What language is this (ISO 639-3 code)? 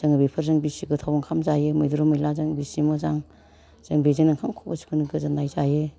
brx